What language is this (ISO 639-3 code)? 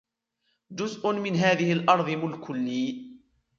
ara